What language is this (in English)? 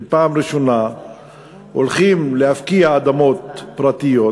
Hebrew